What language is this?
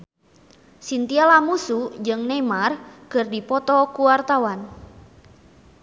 Sundanese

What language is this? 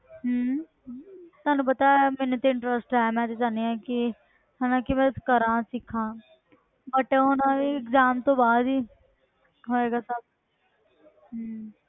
Punjabi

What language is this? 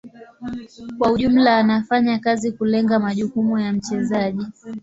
Swahili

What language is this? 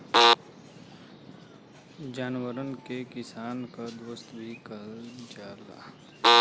Bhojpuri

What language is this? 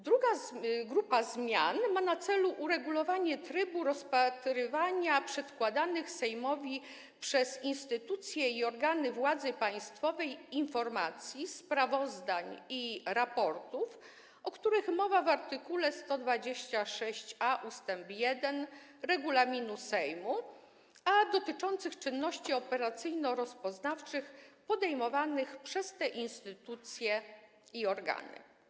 Polish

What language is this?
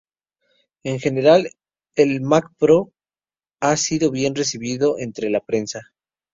Spanish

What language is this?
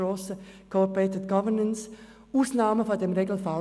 Swiss German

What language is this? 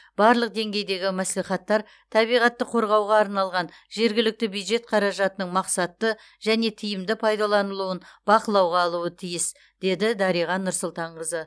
Kazakh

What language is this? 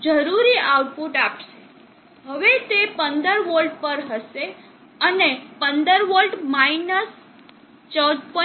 Gujarati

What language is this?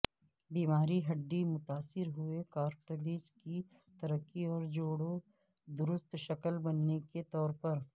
Urdu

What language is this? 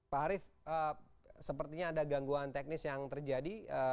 Indonesian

